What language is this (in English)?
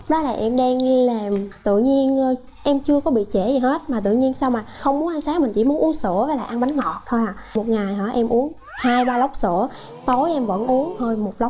Vietnamese